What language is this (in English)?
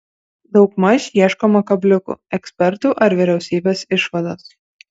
Lithuanian